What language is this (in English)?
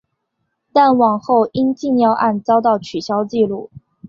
Chinese